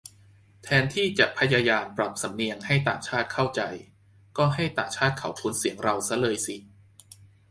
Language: Thai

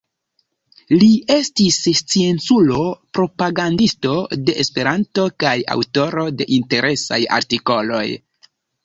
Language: Esperanto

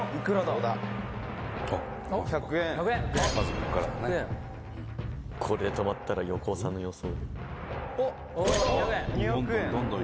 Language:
Japanese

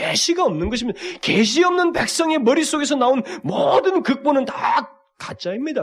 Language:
Korean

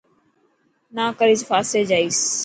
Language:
Dhatki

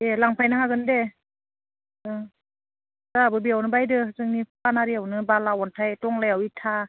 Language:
Bodo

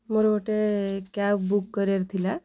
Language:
Odia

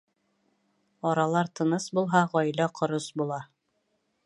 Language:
Bashkir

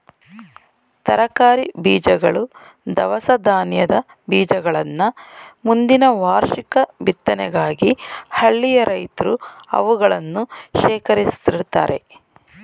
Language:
Kannada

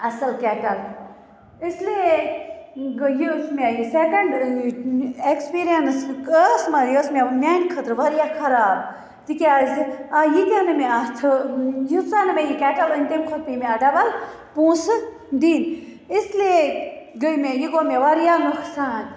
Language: Kashmiri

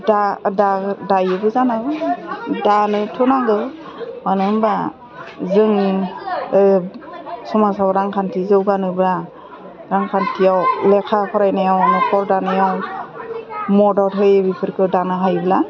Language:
Bodo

